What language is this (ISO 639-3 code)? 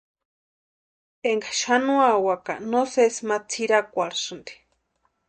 pua